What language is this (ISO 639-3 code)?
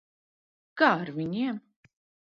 lav